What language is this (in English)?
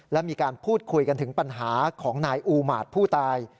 Thai